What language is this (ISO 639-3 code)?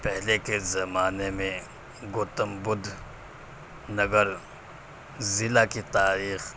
urd